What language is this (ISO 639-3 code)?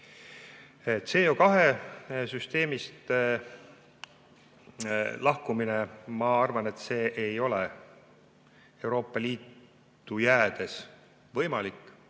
est